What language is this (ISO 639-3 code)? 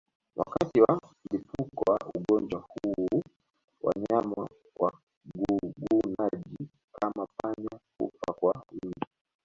swa